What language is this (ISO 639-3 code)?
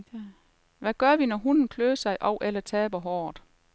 dan